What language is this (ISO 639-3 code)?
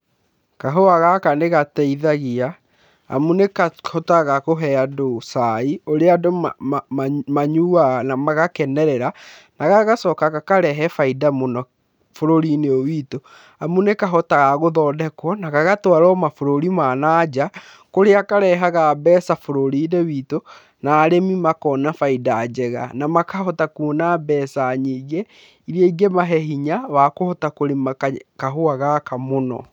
kik